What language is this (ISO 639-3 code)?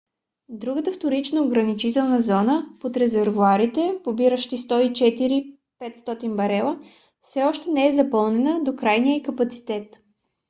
bul